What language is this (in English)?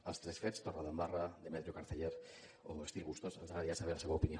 Catalan